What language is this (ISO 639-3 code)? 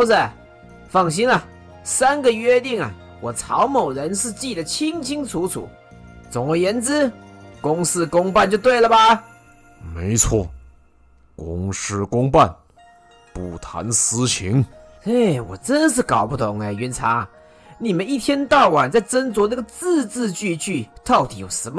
zho